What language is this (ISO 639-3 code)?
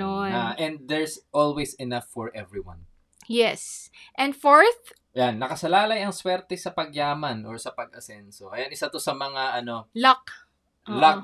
fil